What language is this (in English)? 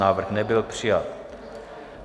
Czech